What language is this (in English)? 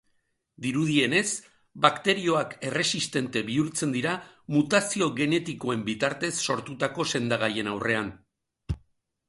Basque